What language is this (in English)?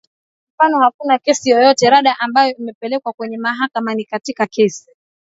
Swahili